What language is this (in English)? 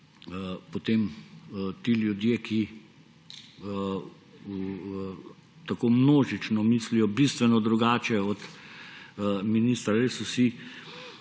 Slovenian